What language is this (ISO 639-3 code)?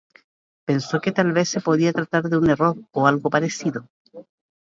spa